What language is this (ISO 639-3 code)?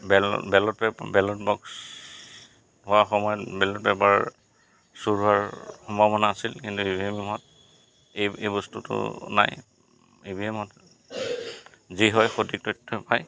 asm